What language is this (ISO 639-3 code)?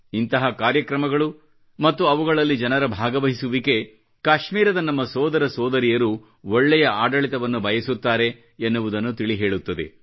kan